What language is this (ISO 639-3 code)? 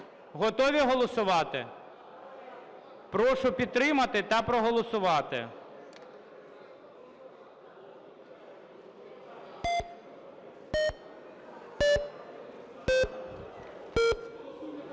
ukr